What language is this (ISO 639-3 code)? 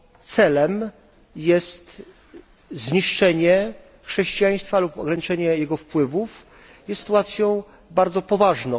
pol